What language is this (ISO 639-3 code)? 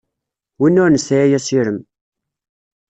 kab